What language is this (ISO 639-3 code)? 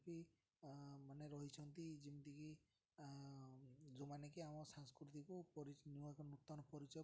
ori